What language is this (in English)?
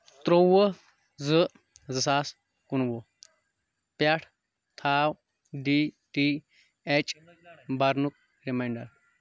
Kashmiri